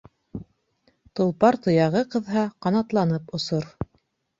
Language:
Bashkir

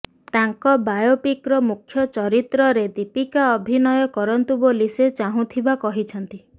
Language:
Odia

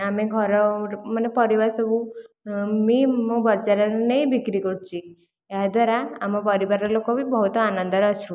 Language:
Odia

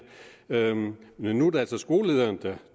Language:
Danish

